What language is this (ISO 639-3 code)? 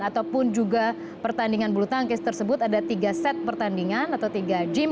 ind